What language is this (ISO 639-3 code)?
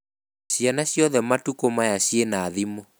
kik